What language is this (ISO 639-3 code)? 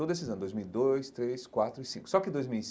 por